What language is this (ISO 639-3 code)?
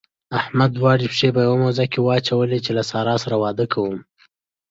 pus